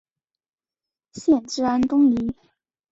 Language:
Chinese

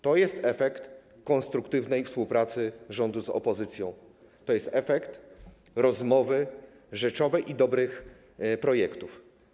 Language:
Polish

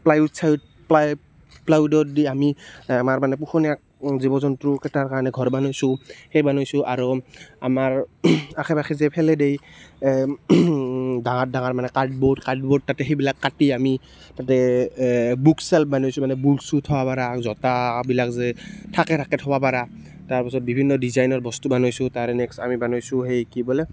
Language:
Assamese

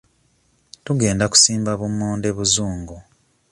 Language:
Ganda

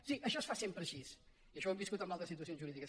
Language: Catalan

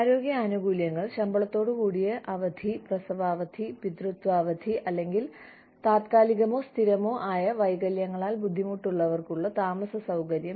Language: Malayalam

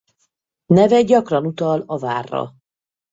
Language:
Hungarian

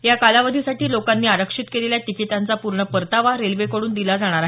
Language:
Marathi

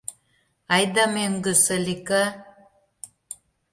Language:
Mari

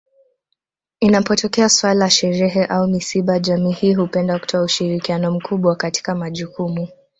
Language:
Swahili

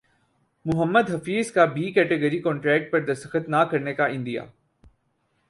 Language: Urdu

